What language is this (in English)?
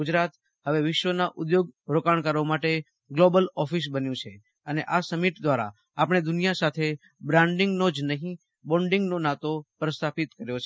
Gujarati